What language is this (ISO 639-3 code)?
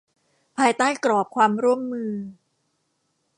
tha